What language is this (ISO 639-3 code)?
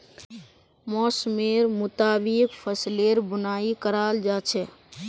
mag